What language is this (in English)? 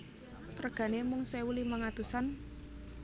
Javanese